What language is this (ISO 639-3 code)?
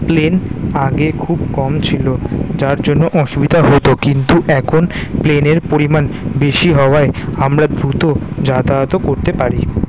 ben